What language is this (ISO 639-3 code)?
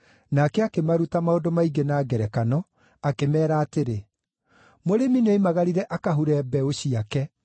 kik